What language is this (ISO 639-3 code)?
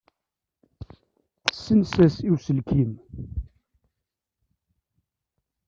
kab